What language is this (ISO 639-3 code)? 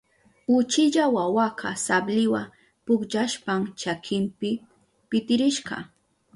qup